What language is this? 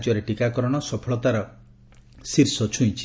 Odia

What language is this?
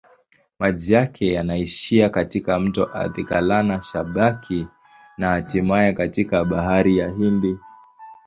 Swahili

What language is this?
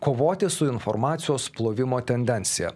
Lithuanian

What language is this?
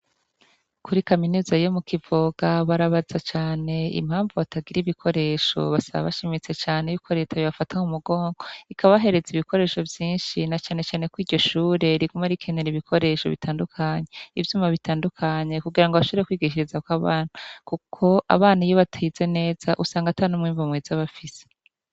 Rundi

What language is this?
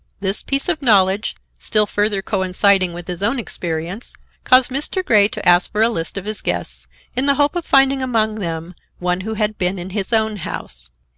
English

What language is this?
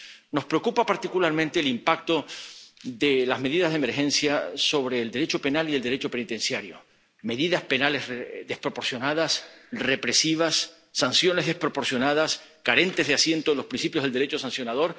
Spanish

